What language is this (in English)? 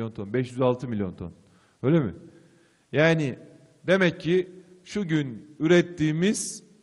Turkish